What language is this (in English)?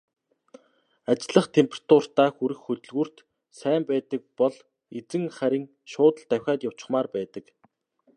Mongolian